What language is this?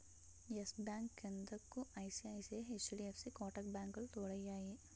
Telugu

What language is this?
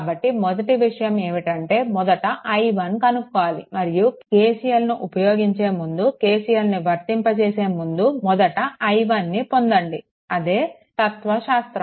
Telugu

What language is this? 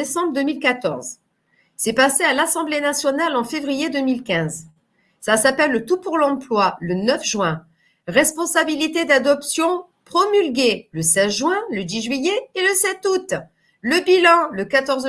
French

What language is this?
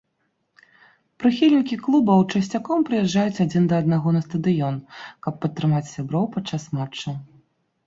Belarusian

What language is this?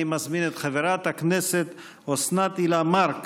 Hebrew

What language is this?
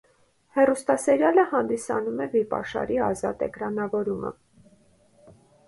Armenian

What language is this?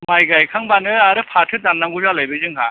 Bodo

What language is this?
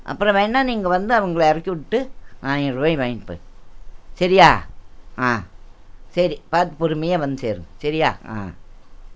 Tamil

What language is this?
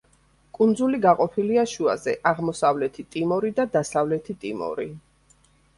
Georgian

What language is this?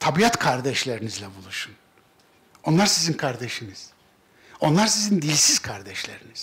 Turkish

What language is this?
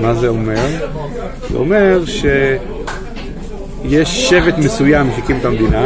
Hebrew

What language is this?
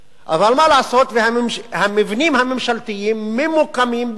Hebrew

